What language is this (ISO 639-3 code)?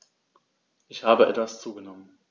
deu